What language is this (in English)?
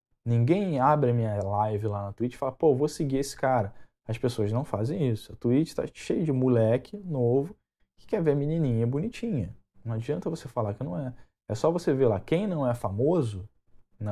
Portuguese